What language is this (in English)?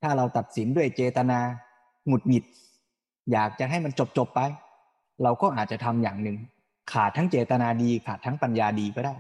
Thai